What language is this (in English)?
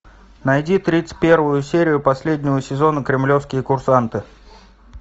Russian